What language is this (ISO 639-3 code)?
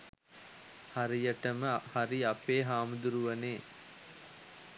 sin